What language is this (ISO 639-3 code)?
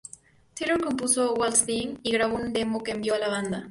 spa